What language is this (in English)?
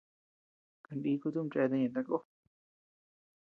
Tepeuxila Cuicatec